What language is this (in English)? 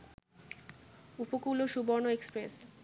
Bangla